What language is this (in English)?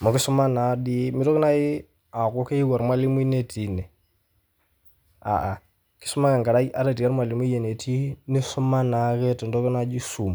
Masai